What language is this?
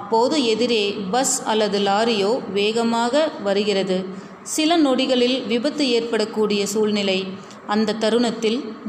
Tamil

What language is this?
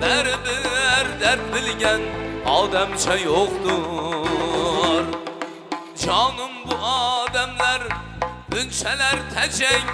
Turkish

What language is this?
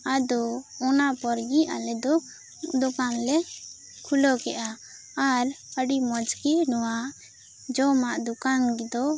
Santali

